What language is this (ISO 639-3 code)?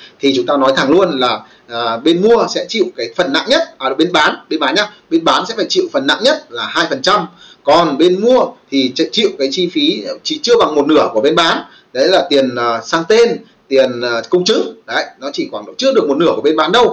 vie